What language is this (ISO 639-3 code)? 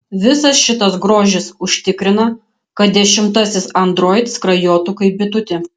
lit